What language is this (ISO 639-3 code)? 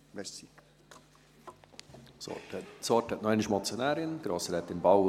gsw